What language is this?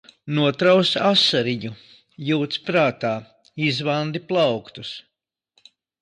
Latvian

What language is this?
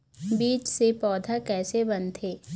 Chhattisgarhi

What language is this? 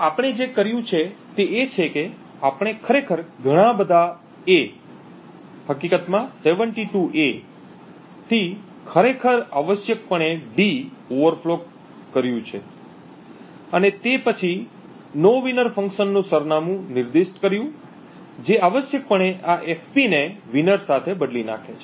Gujarati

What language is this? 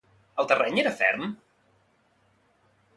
Catalan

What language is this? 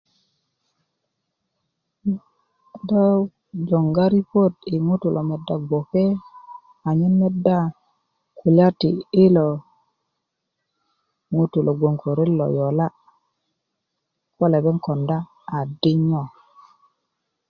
Kuku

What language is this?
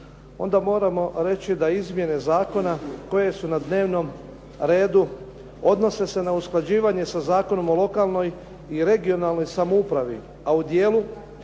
Croatian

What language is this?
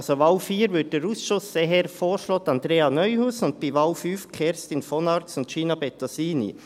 Swiss German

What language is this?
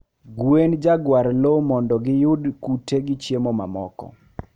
Luo (Kenya and Tanzania)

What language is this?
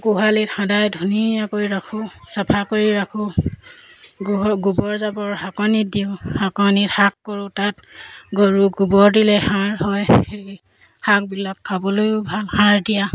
Assamese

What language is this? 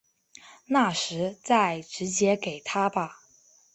Chinese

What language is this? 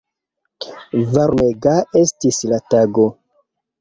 Esperanto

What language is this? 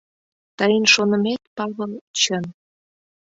Mari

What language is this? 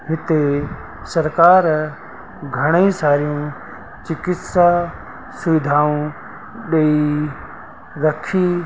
Sindhi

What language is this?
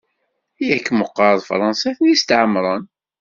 Kabyle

